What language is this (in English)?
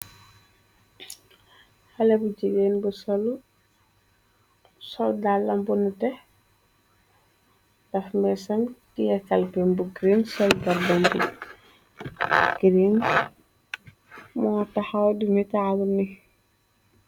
Wolof